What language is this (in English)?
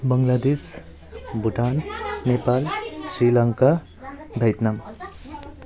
Nepali